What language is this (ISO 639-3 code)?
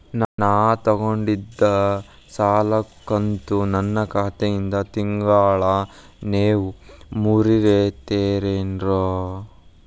kan